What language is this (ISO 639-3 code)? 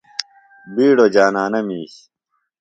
phl